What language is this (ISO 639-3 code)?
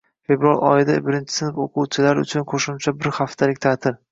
uzb